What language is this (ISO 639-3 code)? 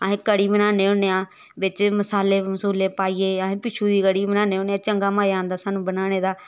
doi